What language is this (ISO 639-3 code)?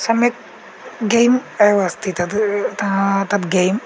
san